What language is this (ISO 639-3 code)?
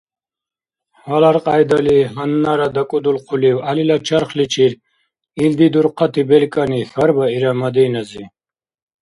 dar